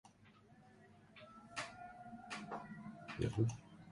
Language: Basque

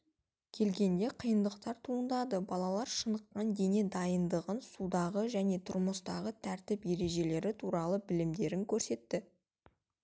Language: Kazakh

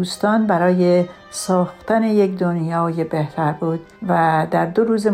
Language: Persian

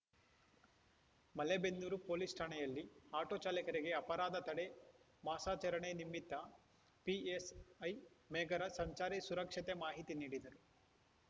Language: Kannada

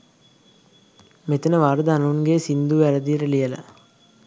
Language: Sinhala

